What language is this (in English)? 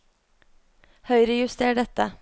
Norwegian